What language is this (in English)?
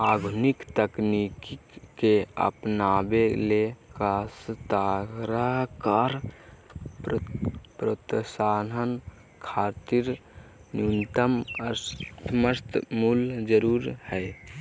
Magahi